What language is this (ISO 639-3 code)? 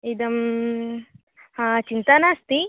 san